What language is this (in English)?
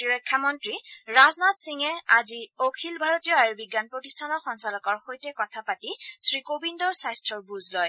Assamese